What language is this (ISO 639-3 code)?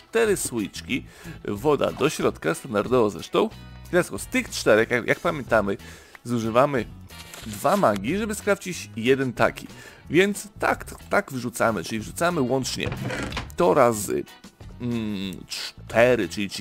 pol